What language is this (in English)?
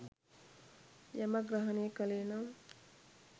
Sinhala